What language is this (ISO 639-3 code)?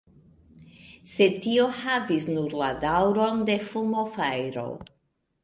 epo